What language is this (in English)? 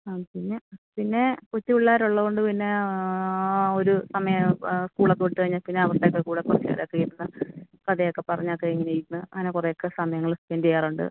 Malayalam